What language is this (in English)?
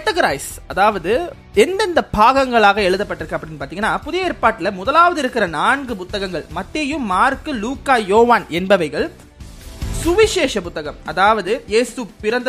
Tamil